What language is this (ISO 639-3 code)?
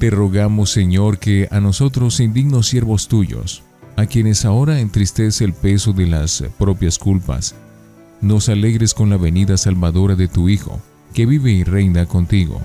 spa